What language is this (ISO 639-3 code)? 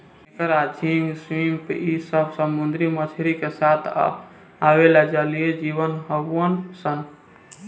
bho